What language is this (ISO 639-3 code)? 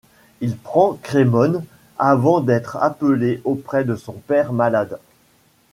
fra